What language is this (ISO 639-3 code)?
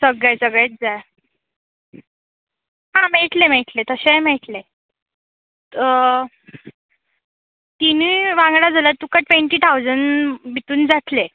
kok